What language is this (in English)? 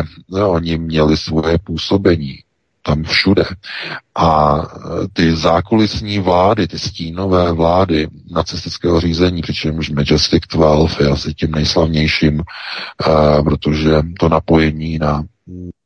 Czech